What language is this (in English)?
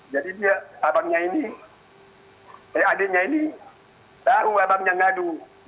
Indonesian